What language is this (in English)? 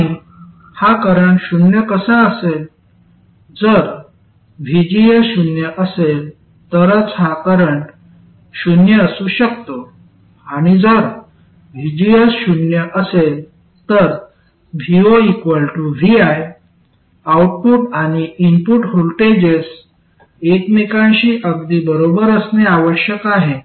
Marathi